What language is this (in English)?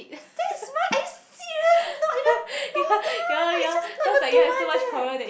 English